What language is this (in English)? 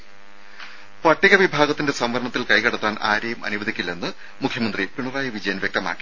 Malayalam